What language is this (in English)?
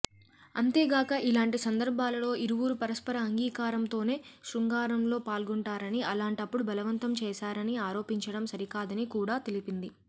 Telugu